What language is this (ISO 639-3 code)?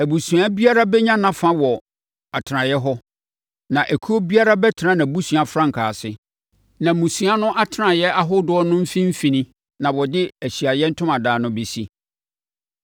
aka